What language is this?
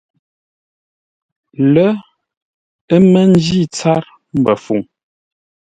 Ngombale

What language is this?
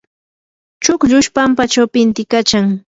Yanahuanca Pasco Quechua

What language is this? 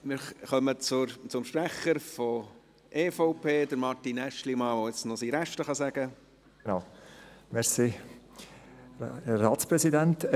Swiss German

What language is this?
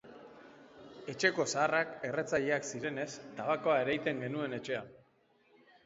Basque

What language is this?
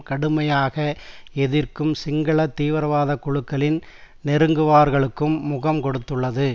Tamil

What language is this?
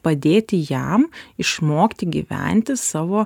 Lithuanian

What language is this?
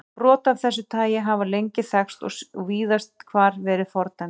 Icelandic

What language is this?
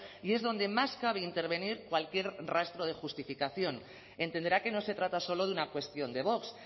Spanish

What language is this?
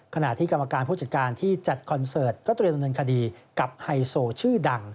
Thai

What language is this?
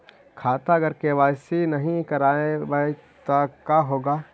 Magahi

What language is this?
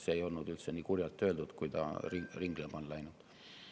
Estonian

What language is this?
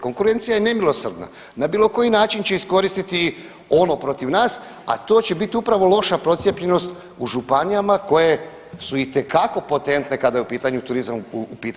Croatian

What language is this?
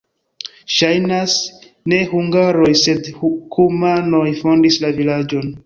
Esperanto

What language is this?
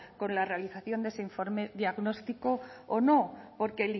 Spanish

